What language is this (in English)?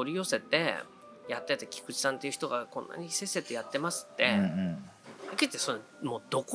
Japanese